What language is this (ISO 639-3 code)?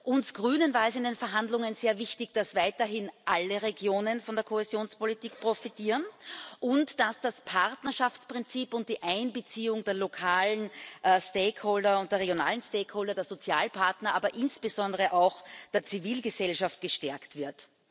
deu